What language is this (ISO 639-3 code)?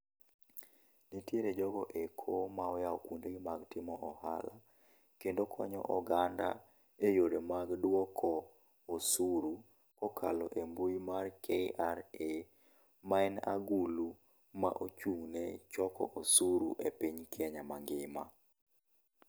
luo